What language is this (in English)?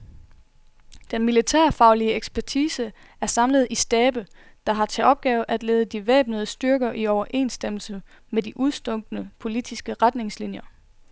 Danish